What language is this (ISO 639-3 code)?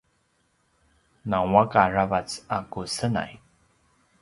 pwn